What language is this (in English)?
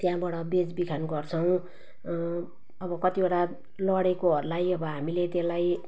Nepali